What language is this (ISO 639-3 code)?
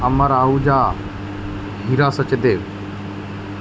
snd